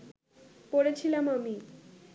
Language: Bangla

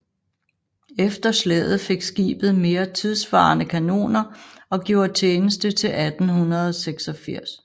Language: Danish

